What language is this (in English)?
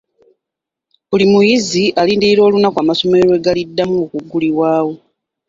Ganda